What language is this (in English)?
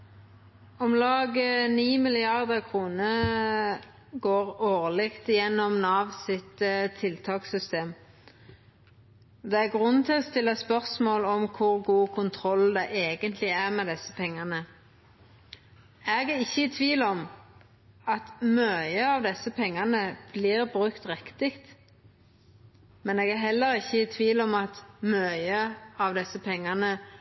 Norwegian